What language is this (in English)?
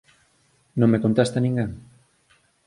Galician